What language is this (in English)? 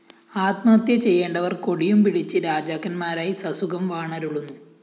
Malayalam